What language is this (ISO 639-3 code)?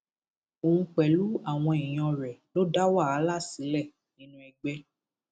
yor